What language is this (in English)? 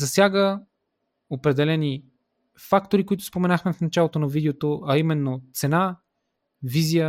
Bulgarian